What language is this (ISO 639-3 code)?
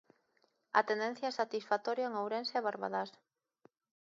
glg